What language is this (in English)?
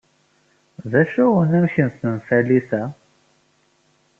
Kabyle